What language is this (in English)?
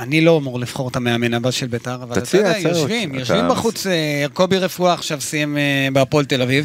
Hebrew